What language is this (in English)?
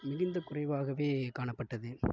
Tamil